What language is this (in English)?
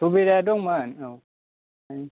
Bodo